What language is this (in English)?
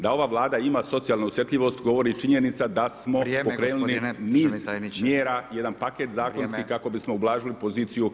Croatian